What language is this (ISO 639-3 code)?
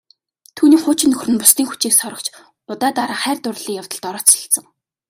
mon